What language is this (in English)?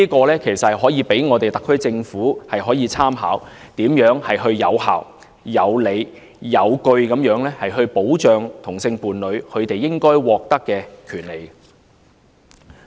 Cantonese